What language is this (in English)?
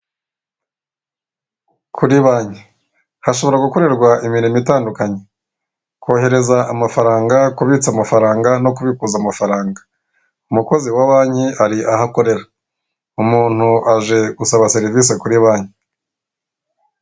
Kinyarwanda